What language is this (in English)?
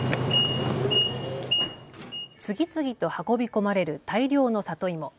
Japanese